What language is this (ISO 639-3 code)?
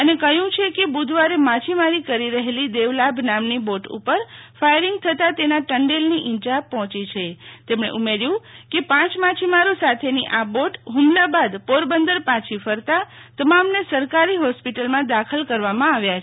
guj